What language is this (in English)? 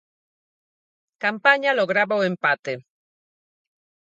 Galician